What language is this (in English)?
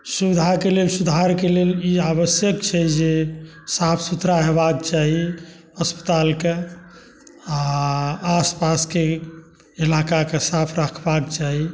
Maithili